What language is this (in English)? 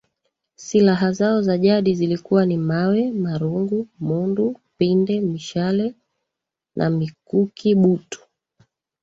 Swahili